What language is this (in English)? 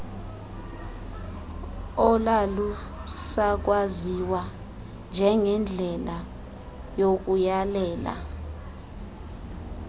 Xhosa